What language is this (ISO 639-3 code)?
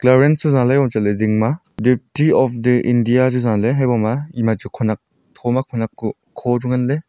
nnp